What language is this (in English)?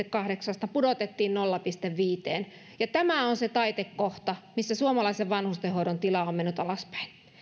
Finnish